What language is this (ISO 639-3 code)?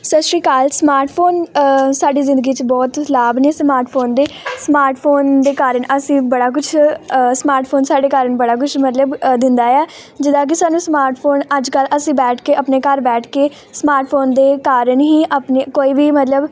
pan